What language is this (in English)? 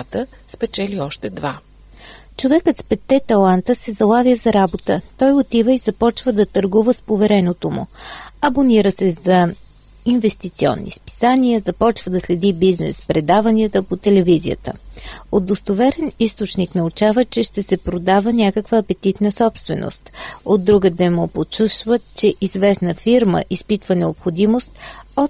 Bulgarian